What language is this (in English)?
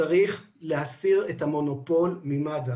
Hebrew